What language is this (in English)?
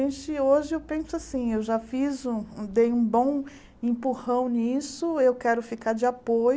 Portuguese